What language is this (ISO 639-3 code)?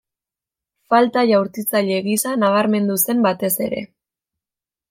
eus